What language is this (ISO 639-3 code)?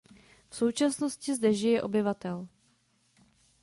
ces